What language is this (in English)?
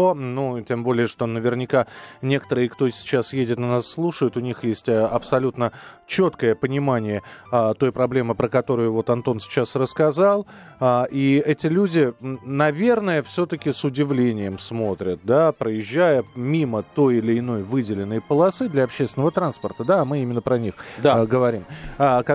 Russian